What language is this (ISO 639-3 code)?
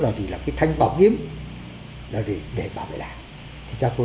vie